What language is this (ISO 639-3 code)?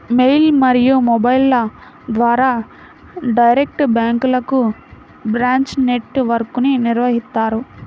tel